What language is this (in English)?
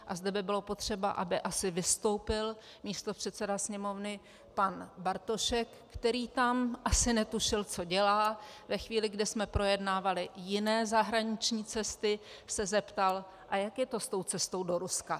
Czech